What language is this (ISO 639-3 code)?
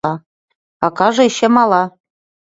chm